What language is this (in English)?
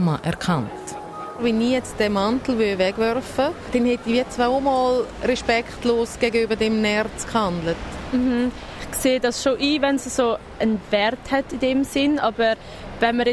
German